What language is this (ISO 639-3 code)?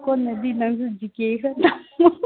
mni